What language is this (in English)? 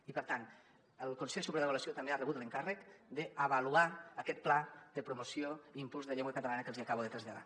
Catalan